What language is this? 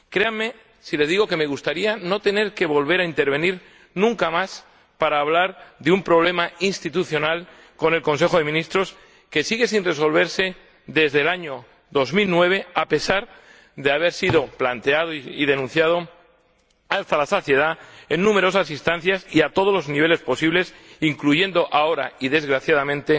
Spanish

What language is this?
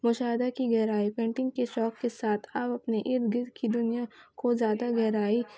Urdu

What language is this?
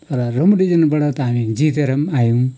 Nepali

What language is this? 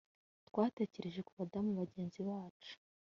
Kinyarwanda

